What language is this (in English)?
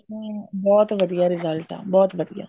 Punjabi